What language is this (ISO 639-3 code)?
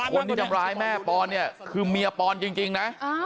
tha